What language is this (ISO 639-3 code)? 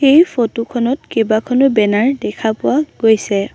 asm